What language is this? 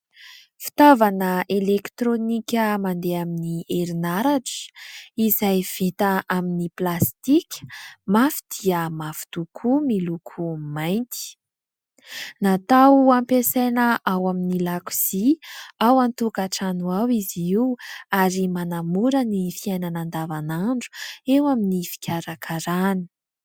Malagasy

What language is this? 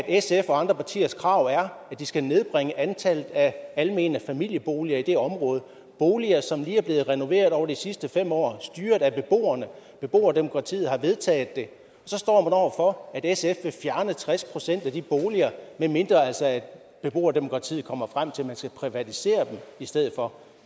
Danish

